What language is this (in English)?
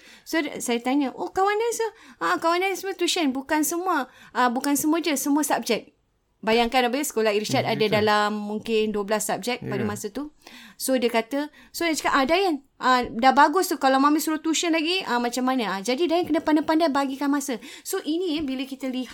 Malay